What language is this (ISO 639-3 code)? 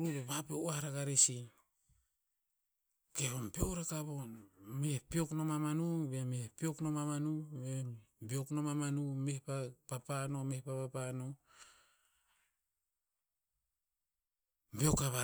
tpz